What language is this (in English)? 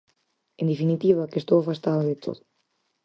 Galician